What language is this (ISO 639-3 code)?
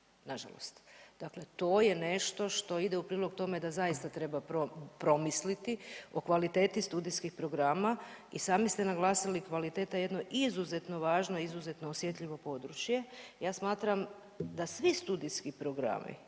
hrv